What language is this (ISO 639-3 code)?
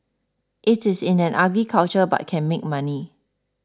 eng